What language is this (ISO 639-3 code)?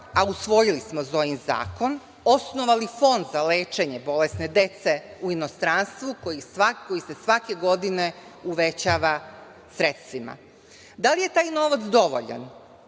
srp